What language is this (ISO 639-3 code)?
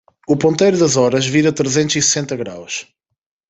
por